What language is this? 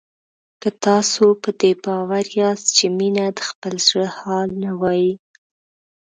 Pashto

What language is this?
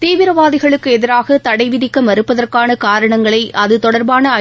Tamil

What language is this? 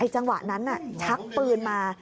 Thai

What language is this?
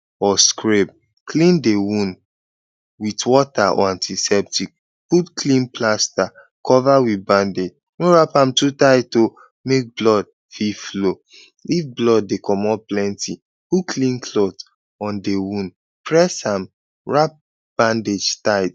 Nigerian Pidgin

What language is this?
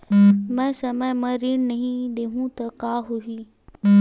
Chhattisgarhi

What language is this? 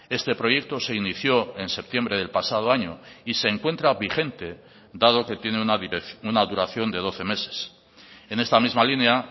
Spanish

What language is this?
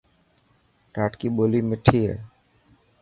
Dhatki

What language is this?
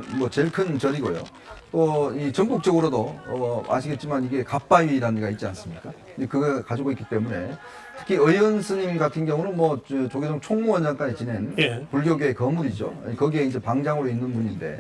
Korean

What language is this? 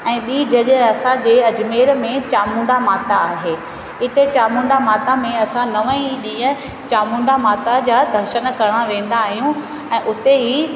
Sindhi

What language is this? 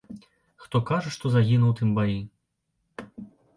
Belarusian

